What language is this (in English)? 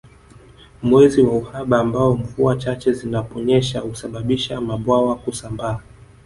Swahili